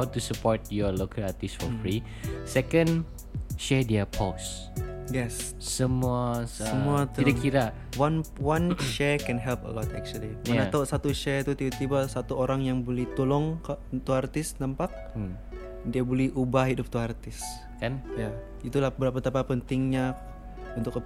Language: Malay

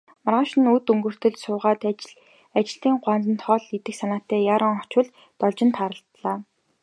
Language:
Mongolian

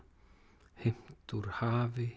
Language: Icelandic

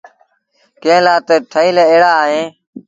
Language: Sindhi Bhil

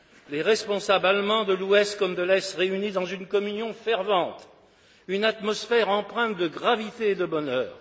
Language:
French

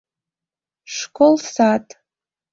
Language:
Mari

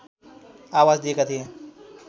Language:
Nepali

